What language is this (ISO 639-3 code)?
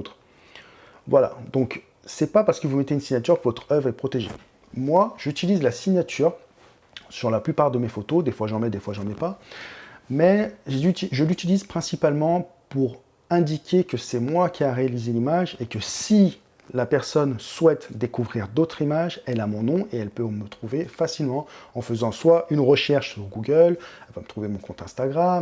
fra